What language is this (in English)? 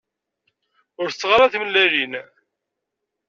Kabyle